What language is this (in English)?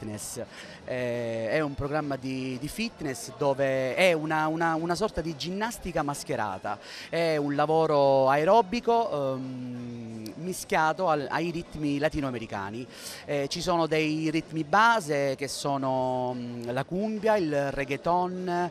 Italian